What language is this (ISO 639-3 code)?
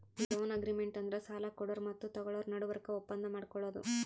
kan